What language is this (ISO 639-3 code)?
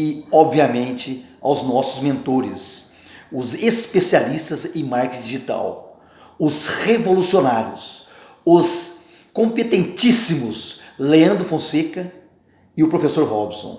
por